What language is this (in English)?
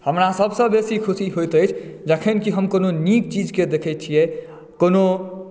Maithili